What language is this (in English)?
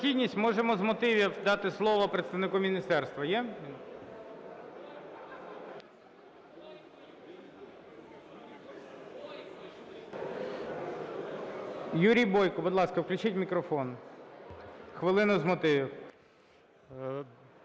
Ukrainian